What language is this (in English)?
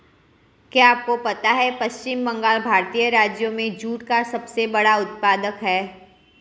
Hindi